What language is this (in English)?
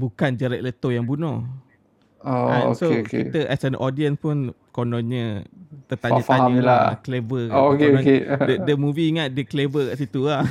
Malay